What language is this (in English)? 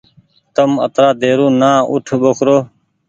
Goaria